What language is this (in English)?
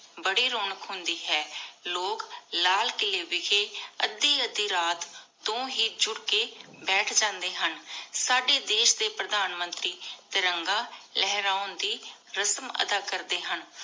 Punjabi